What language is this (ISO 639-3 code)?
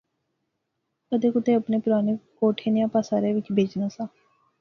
phr